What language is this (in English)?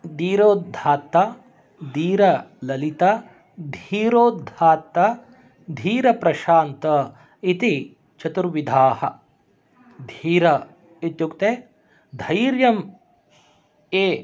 Sanskrit